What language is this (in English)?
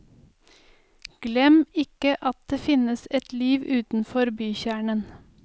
Norwegian